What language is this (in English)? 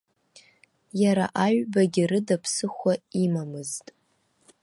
Abkhazian